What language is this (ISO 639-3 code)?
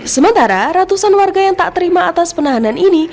ind